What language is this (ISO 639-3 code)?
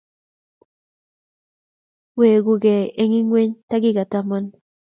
kln